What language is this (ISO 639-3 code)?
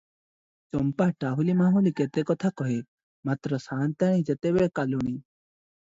ori